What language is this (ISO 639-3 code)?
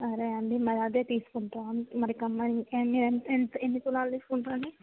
tel